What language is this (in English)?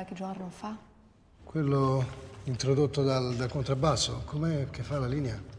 Italian